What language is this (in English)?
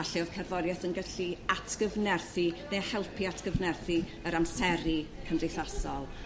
Welsh